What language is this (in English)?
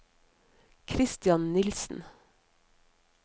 Norwegian